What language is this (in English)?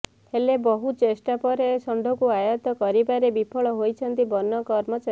Odia